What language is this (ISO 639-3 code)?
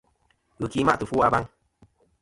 bkm